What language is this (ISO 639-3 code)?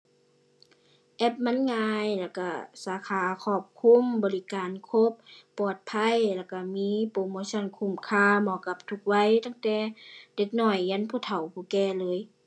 tha